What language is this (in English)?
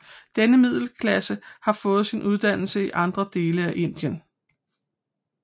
Danish